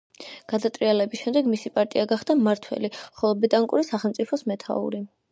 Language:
Georgian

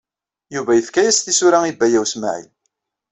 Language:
Kabyle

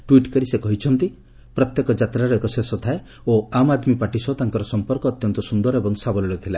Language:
Odia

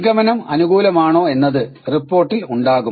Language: Malayalam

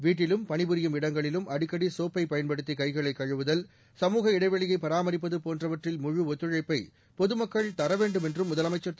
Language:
Tamil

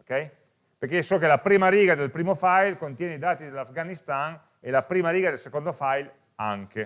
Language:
Italian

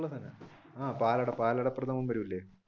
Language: Malayalam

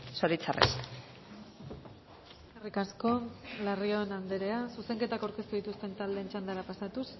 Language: Basque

